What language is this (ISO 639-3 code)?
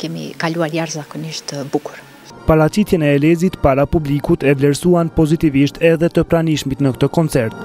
ron